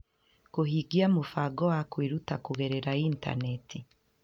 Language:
Kikuyu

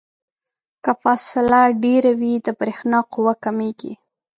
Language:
Pashto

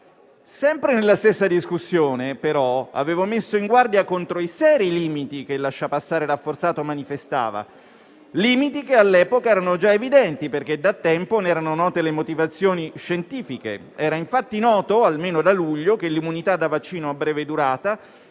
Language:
Italian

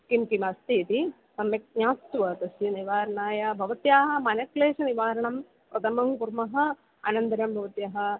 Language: Sanskrit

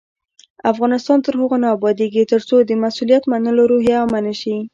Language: Pashto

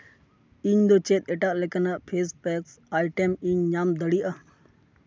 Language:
Santali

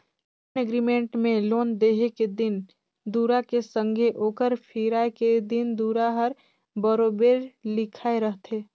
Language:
Chhattisgarhi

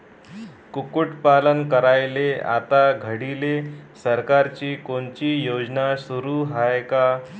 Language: Marathi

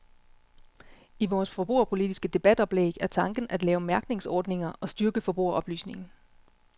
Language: Danish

